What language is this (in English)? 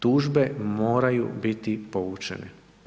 Croatian